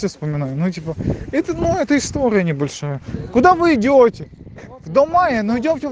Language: Russian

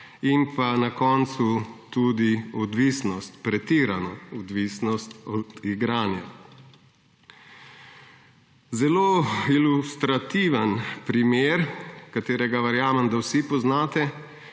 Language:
Slovenian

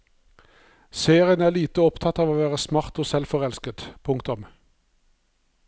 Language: Norwegian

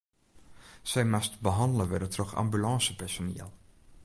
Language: Western Frisian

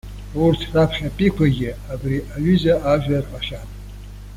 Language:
Abkhazian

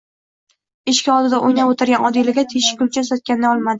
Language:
Uzbek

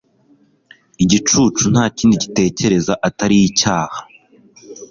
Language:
Kinyarwanda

